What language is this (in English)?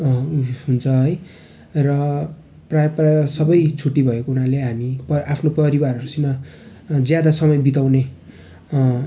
Nepali